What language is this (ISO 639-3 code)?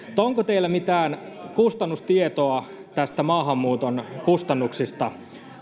fin